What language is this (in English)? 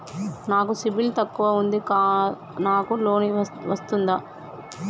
Telugu